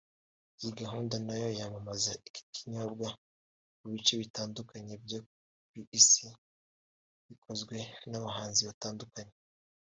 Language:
Kinyarwanda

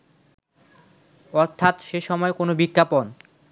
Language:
Bangla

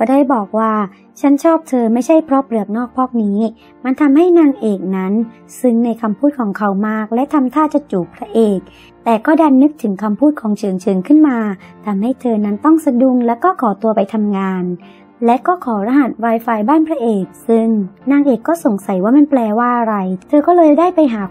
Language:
Thai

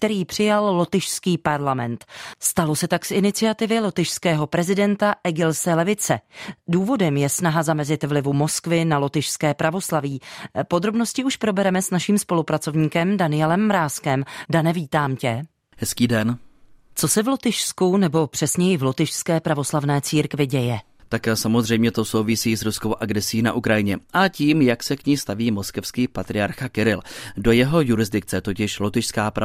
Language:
Czech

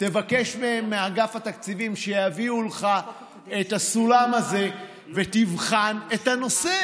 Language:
Hebrew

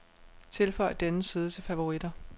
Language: Danish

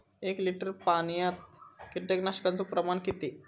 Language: Marathi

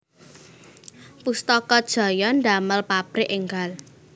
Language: Javanese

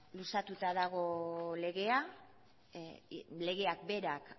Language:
Basque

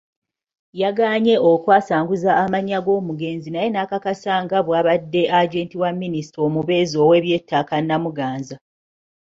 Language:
Ganda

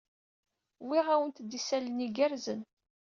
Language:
Kabyle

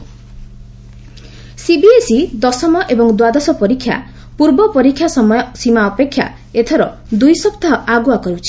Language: Odia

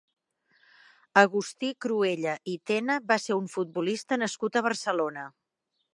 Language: Catalan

